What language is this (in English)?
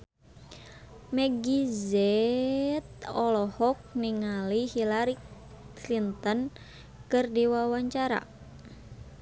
Sundanese